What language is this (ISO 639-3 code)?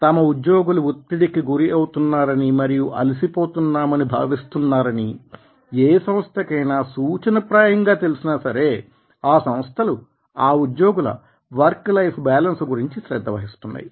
tel